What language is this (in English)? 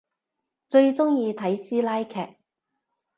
Cantonese